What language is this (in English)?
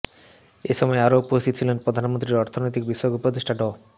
Bangla